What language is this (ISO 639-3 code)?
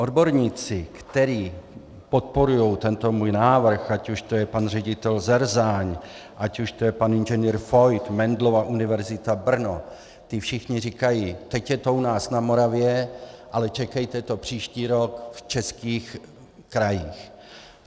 ces